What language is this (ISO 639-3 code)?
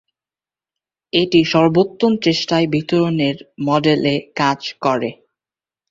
ben